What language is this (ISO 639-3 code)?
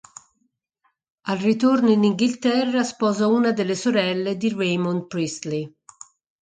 ita